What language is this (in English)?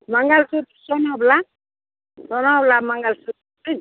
Maithili